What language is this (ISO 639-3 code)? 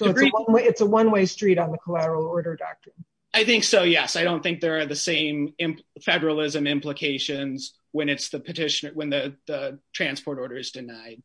eng